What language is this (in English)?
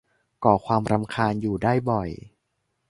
Thai